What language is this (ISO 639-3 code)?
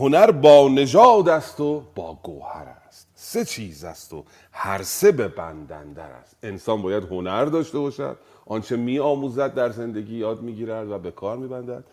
fas